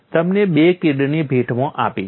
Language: Gujarati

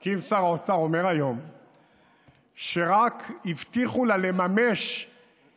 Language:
Hebrew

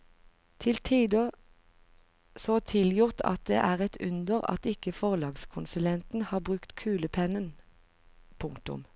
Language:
Norwegian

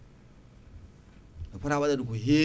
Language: Fula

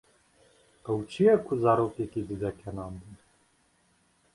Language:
Kurdish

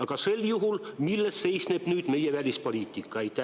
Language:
Estonian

